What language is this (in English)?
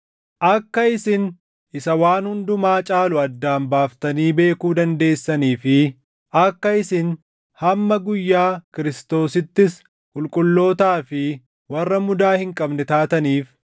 Oromo